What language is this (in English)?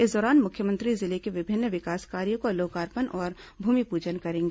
Hindi